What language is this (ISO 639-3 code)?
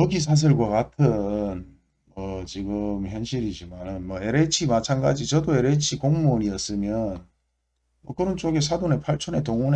kor